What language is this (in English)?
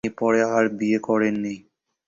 Bangla